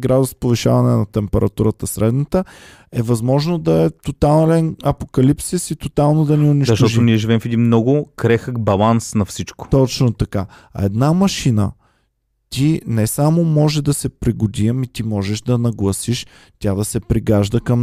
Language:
Bulgarian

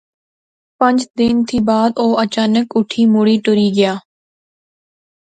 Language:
Pahari-Potwari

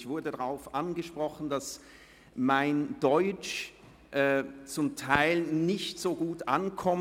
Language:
Swiss German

